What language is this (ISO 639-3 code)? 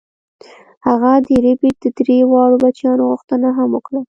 pus